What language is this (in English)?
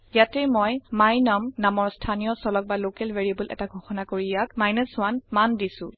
Assamese